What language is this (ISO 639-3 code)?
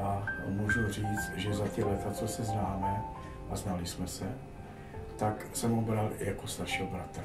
ces